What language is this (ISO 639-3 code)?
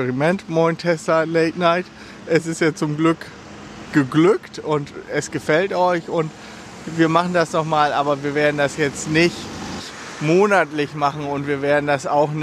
deu